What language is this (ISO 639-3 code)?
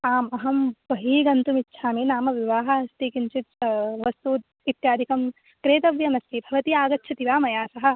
san